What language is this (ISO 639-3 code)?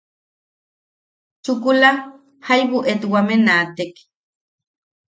yaq